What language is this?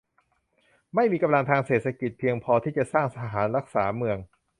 Thai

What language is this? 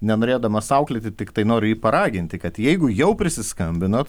Lithuanian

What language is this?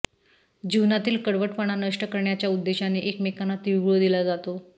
Marathi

